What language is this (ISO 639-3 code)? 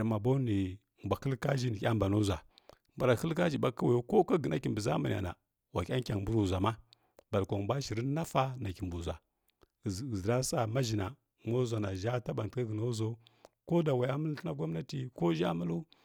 fkk